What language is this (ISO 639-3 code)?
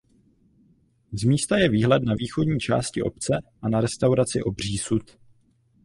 ces